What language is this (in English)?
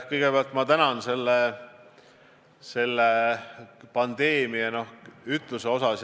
Estonian